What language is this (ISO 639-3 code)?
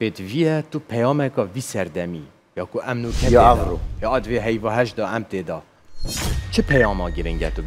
ara